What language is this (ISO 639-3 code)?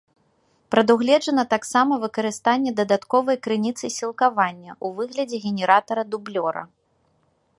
bel